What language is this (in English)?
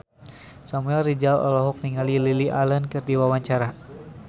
Sundanese